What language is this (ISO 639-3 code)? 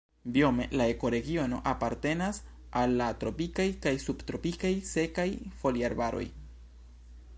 epo